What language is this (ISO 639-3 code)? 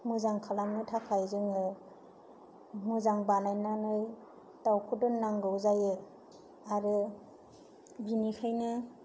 brx